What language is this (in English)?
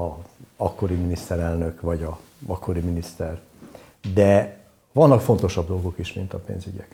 Hungarian